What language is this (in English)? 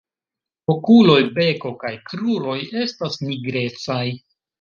Esperanto